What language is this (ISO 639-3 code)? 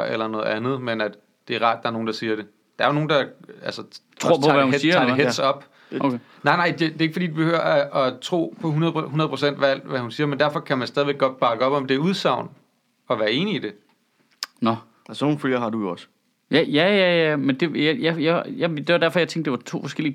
dan